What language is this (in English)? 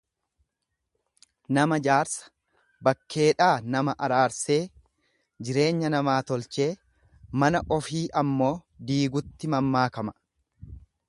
Oromo